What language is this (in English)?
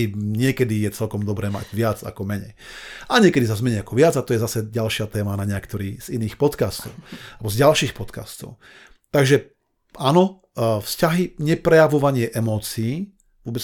Slovak